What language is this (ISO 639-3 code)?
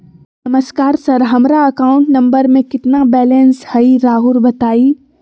mag